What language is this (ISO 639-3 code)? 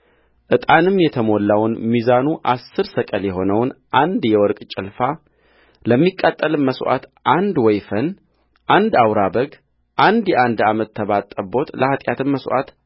amh